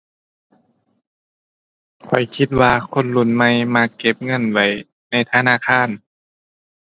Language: Thai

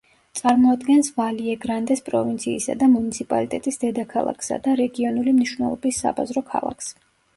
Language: Georgian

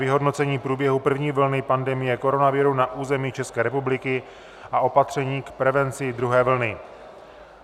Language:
Czech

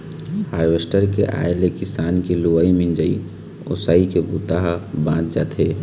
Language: Chhattisgarhi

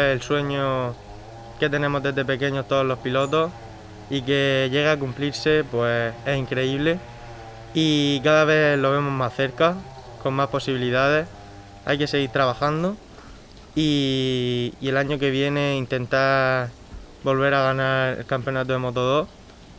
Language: Spanish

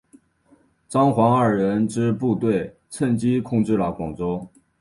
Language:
Chinese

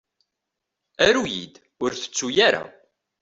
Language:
Kabyle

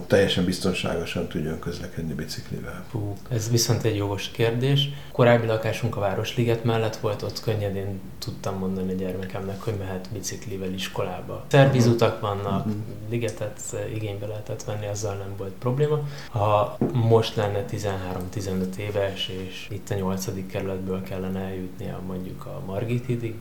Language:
Hungarian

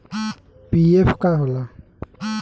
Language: Bhojpuri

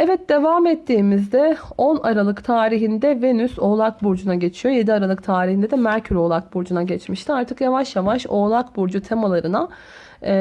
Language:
Turkish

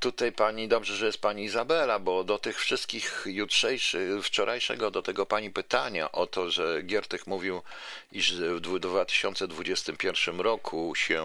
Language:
Polish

